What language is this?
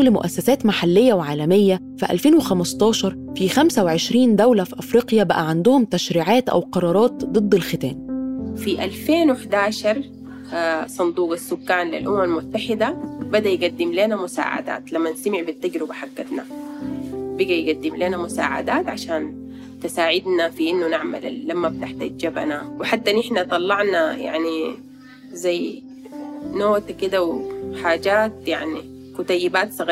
Arabic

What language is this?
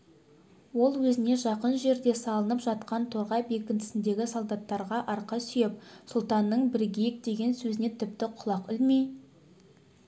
Kazakh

